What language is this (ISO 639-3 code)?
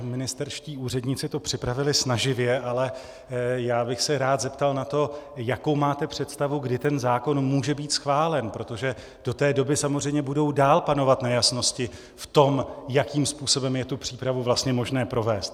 ces